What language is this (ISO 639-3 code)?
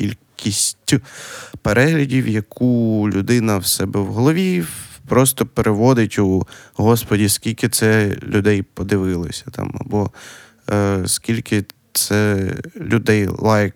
ukr